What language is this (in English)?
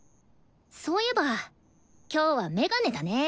Japanese